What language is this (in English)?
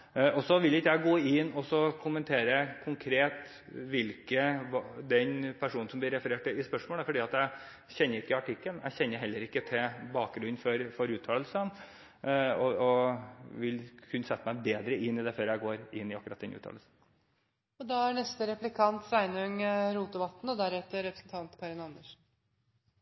Norwegian